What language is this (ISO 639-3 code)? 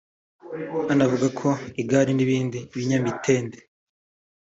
kin